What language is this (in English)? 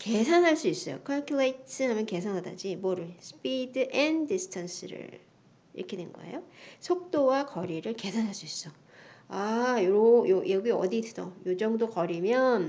Korean